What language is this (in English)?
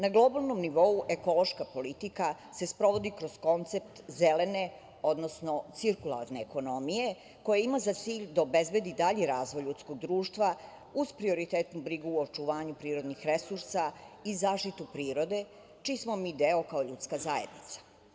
Serbian